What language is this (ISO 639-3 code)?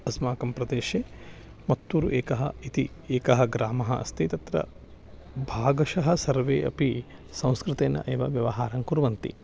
san